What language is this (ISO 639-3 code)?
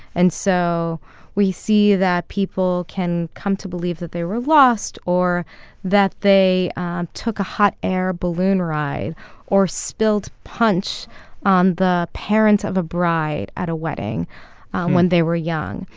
eng